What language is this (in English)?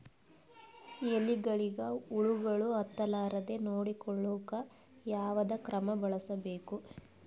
Kannada